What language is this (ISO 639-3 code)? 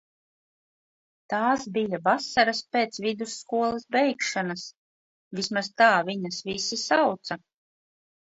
lav